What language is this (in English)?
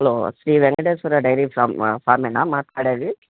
Telugu